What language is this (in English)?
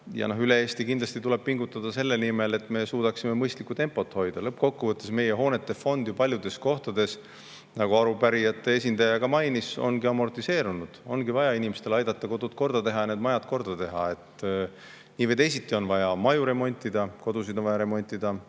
Estonian